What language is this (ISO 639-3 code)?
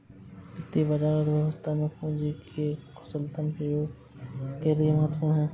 hin